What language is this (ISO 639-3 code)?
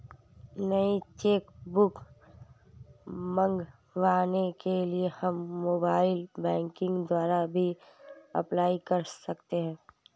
hin